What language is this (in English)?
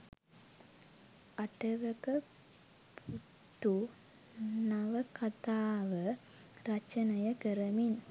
Sinhala